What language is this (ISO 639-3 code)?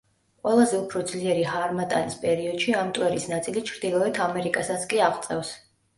kat